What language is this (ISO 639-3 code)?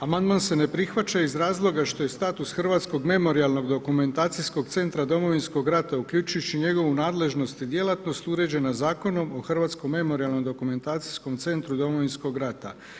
hrv